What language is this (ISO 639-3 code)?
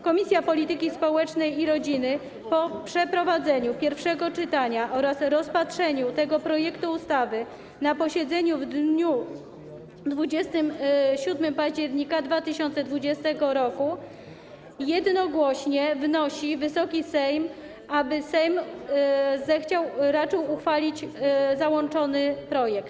pol